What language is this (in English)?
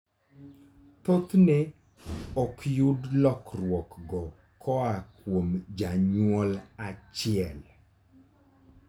Luo (Kenya and Tanzania)